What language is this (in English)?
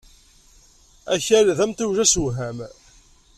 Kabyle